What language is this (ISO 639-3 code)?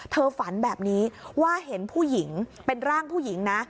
tha